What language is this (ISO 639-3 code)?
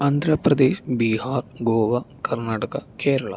mal